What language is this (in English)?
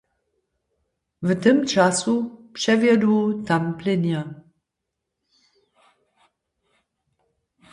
Upper Sorbian